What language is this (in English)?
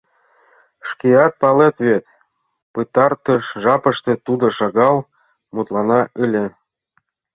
Mari